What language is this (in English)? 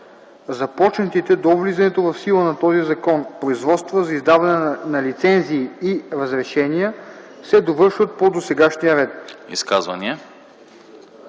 Bulgarian